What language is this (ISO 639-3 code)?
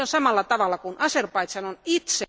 fin